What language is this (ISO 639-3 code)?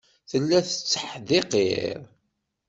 kab